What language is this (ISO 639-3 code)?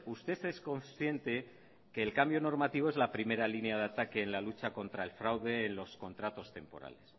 spa